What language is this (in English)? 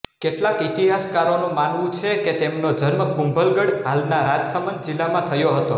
Gujarati